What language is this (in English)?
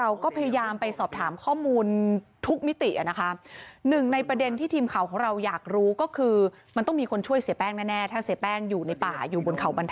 Thai